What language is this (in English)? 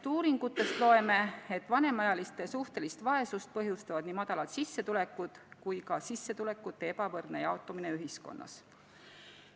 Estonian